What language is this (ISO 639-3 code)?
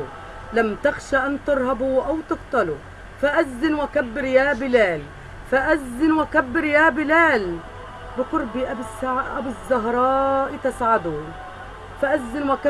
ara